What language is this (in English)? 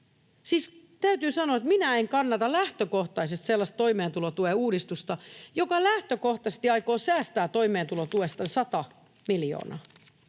Finnish